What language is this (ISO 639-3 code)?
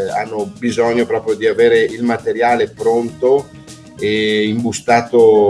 ita